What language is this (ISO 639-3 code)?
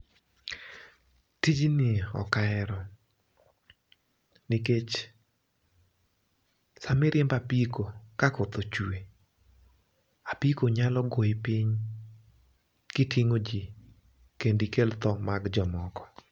luo